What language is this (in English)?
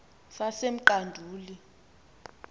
Xhosa